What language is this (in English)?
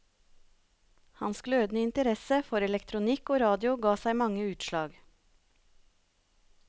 Norwegian